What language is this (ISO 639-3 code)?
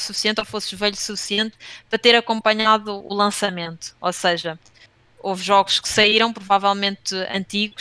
por